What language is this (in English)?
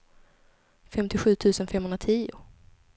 Swedish